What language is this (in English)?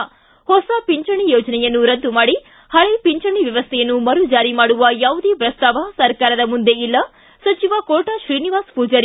Kannada